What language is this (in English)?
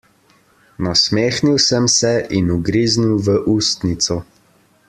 Slovenian